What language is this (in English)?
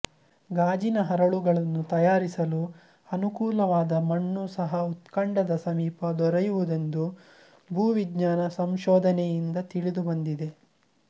Kannada